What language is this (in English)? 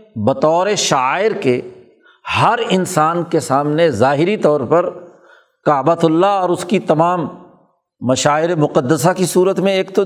Urdu